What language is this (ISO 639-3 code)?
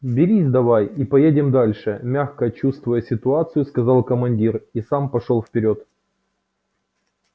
rus